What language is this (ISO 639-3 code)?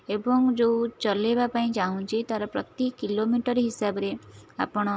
ori